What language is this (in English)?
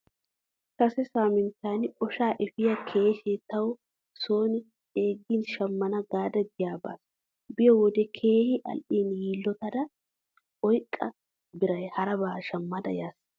Wolaytta